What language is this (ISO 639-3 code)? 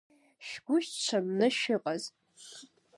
abk